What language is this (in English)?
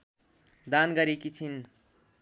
Nepali